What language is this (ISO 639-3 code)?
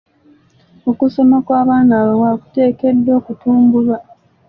lug